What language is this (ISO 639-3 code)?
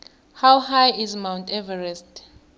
nbl